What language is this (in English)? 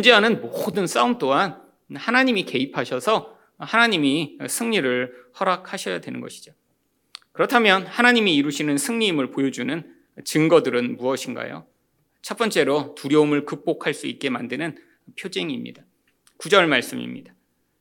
Korean